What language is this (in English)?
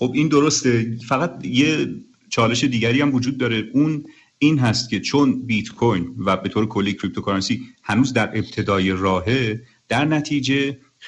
Persian